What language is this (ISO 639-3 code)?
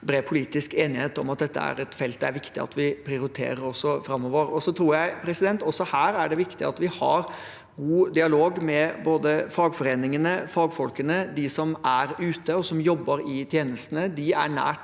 nor